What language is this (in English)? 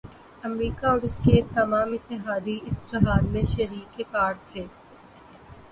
Urdu